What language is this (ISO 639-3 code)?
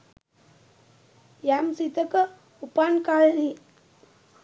sin